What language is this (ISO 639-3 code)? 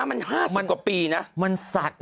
tha